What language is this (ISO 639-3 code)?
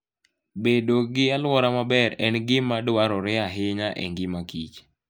luo